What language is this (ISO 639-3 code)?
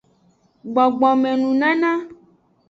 ajg